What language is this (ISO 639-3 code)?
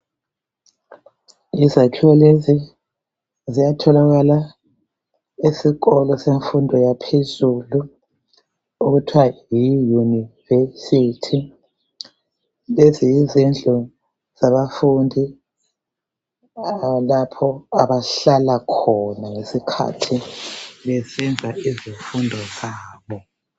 nde